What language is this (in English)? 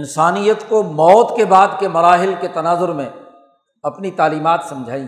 Urdu